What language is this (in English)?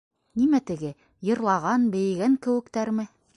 Bashkir